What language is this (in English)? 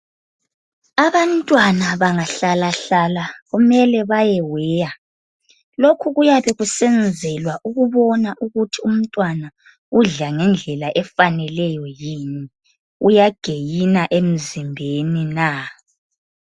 North Ndebele